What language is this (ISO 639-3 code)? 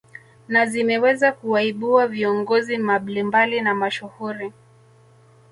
swa